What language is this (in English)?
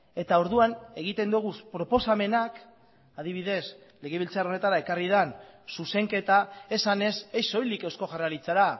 Basque